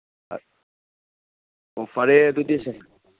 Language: Manipuri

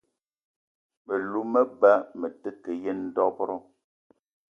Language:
Eton (Cameroon)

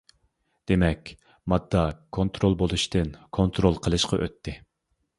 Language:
Uyghur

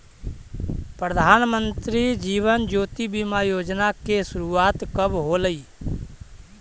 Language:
Magahi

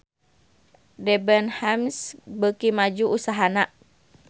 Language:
Sundanese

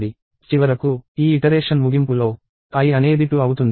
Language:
Telugu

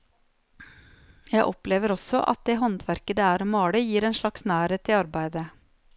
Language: Norwegian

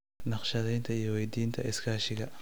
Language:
Somali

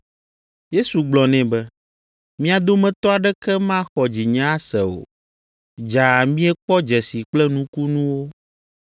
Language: Ewe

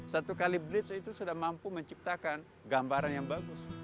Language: Indonesian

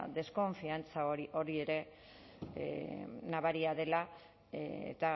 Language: Basque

